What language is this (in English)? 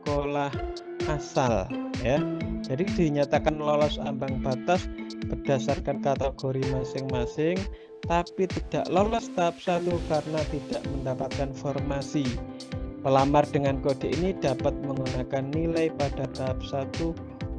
Indonesian